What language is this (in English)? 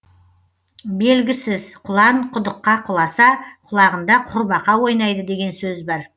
Kazakh